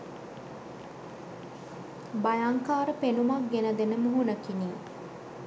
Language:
Sinhala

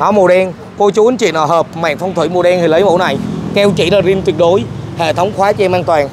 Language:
Vietnamese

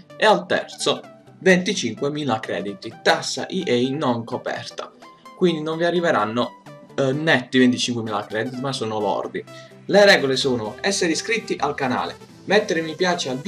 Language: Italian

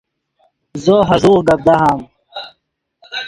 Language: Yidgha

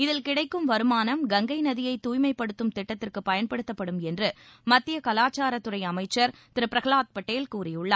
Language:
Tamil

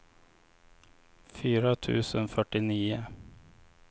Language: Swedish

